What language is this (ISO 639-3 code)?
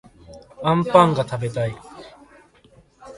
jpn